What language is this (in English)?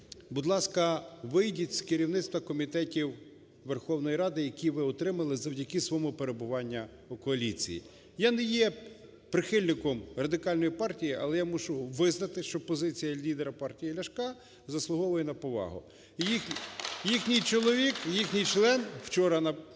Ukrainian